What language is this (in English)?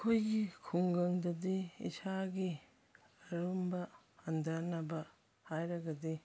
Manipuri